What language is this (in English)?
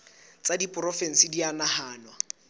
Southern Sotho